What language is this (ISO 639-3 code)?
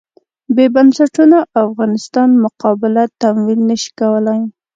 pus